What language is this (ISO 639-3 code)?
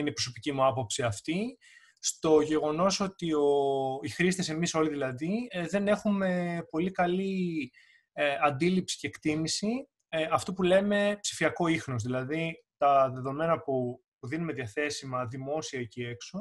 ell